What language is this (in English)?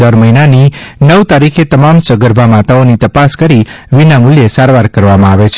Gujarati